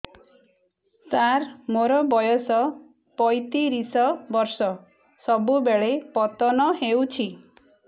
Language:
Odia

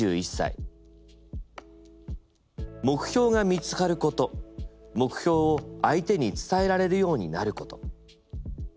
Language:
Japanese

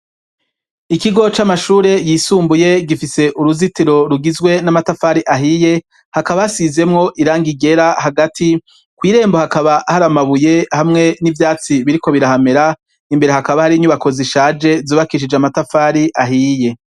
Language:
Rundi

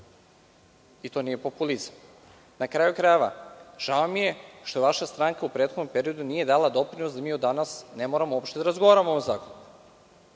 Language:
Serbian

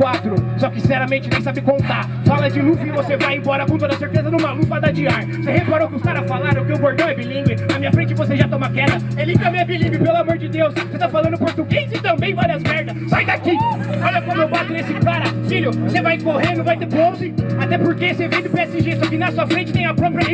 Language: Portuguese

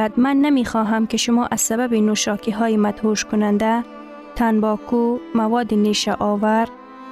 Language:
Persian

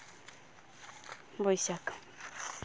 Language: Santali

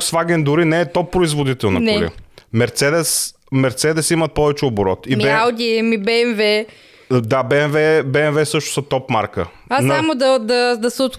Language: Bulgarian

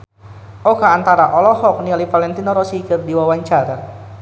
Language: Sundanese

